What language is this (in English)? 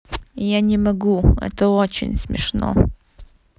Russian